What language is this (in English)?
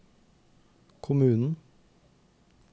Norwegian